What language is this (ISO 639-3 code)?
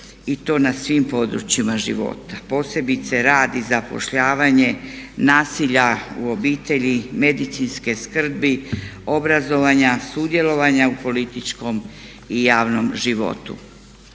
hrv